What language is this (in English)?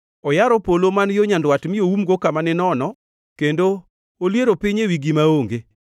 Luo (Kenya and Tanzania)